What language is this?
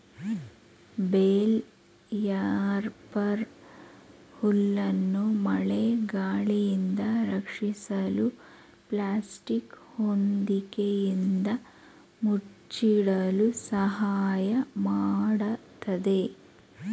Kannada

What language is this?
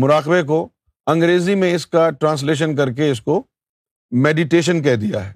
Urdu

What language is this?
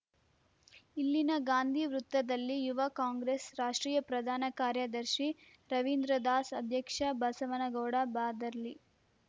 Kannada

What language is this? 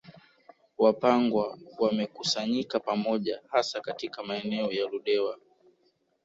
Swahili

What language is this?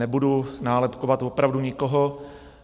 Czech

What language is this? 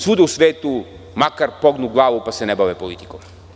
Serbian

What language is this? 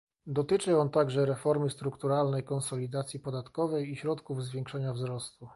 Polish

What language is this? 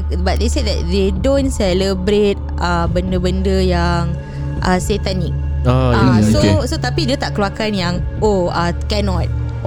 Malay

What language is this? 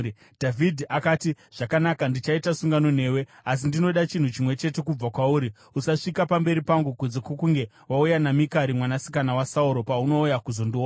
Shona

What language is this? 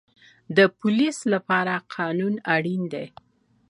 Pashto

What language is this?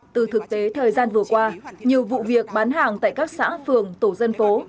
Vietnamese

